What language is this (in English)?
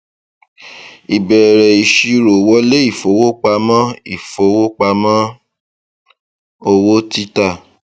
Yoruba